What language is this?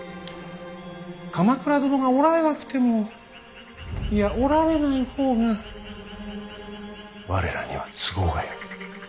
Japanese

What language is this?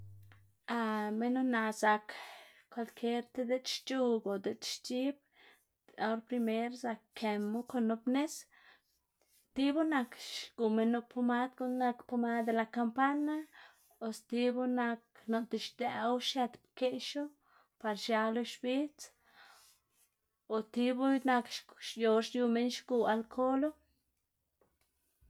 Xanaguía Zapotec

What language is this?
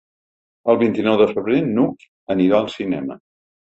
Catalan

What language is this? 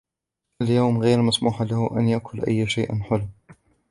Arabic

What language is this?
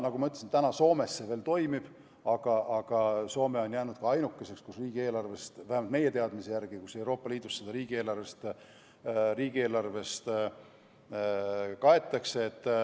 Estonian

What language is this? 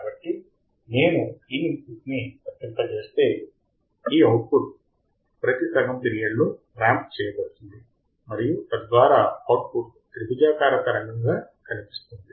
Telugu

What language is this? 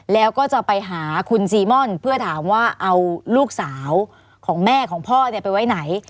Thai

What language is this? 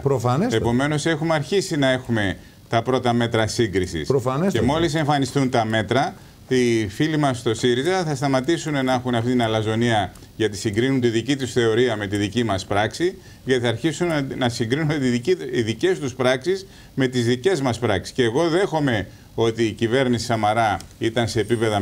Greek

